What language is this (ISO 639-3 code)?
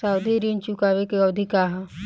bho